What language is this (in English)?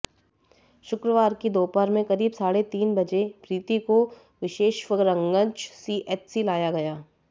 Hindi